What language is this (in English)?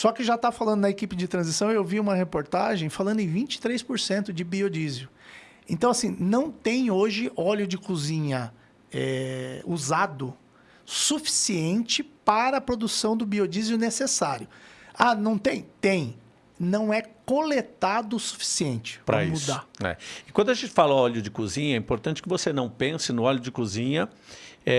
Portuguese